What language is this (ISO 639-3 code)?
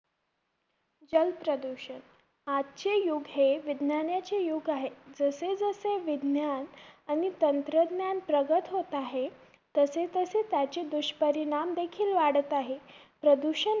mar